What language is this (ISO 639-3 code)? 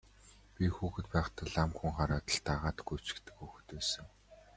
mon